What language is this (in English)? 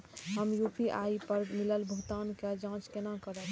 Maithili